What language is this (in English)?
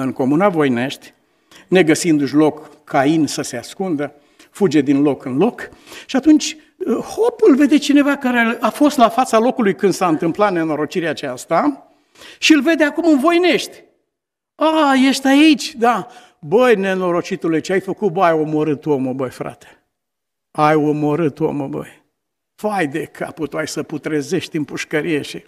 Romanian